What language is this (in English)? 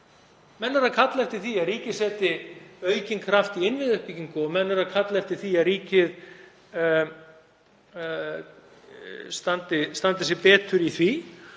Icelandic